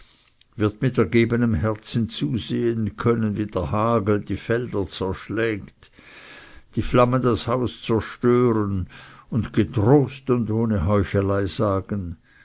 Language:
German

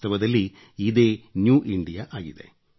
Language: Kannada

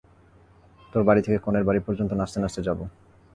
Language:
Bangla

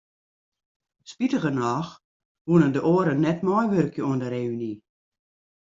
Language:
Western Frisian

